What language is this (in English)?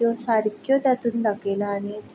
Konkani